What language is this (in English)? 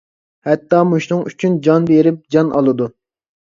Uyghur